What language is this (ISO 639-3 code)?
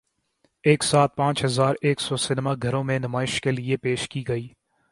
urd